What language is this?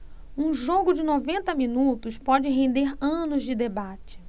Portuguese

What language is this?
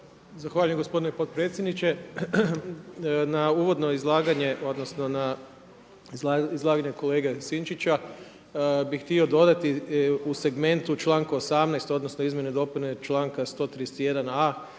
Croatian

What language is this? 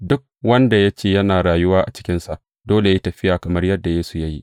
Hausa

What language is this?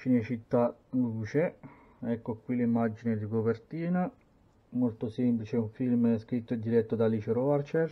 Italian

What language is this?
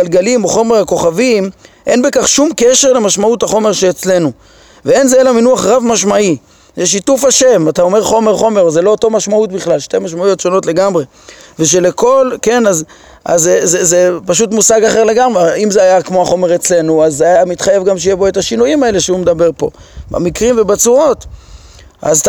Hebrew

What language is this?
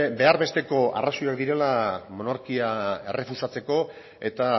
Basque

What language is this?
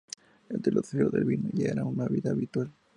Spanish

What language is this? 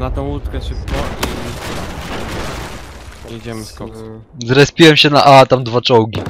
Polish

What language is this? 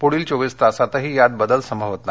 Marathi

